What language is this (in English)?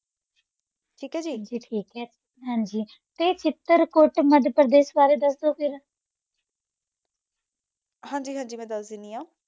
Punjabi